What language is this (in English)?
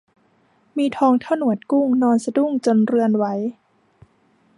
Thai